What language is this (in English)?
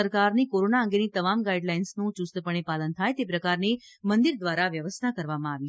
Gujarati